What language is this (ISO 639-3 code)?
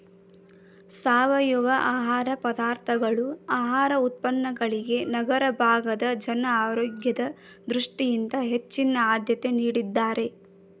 kan